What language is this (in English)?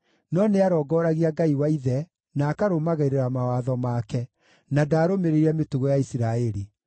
Kikuyu